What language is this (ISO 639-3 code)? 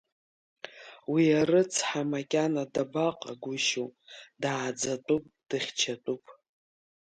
abk